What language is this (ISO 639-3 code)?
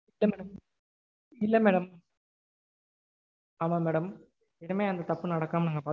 tam